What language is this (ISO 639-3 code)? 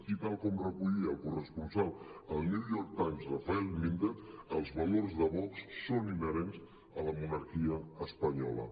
cat